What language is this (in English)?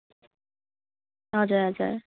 Nepali